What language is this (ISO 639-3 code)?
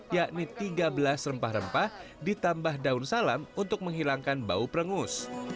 ind